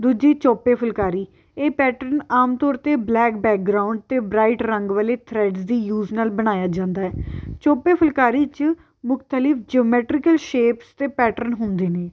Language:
Punjabi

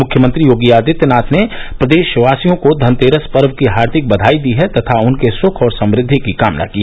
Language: Hindi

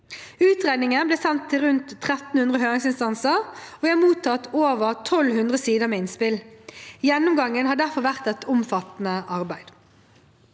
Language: Norwegian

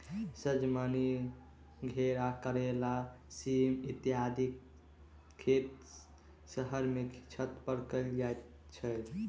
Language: Maithili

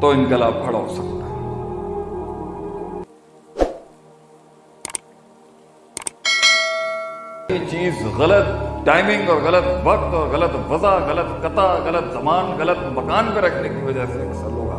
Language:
Urdu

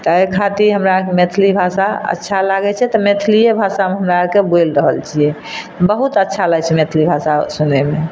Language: Maithili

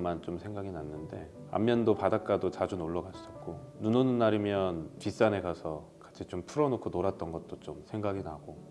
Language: Korean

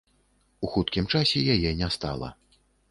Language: Belarusian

